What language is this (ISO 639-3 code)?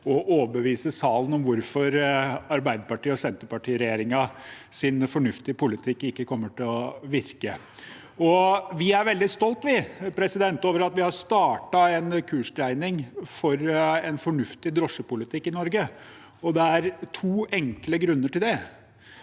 nor